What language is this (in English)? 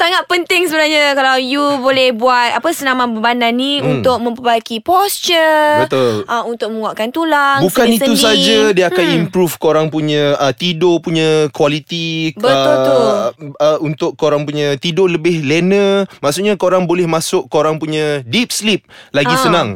Malay